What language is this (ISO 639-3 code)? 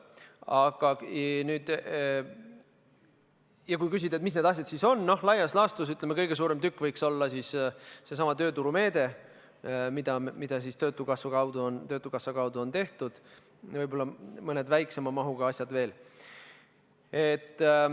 est